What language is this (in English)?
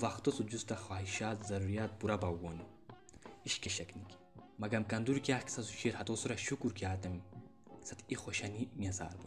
Urdu